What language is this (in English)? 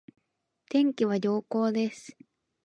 Japanese